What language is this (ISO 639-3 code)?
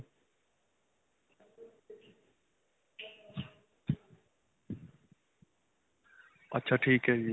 pan